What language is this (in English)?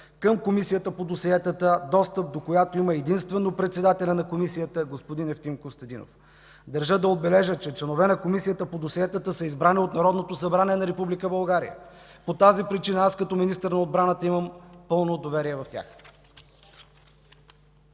Bulgarian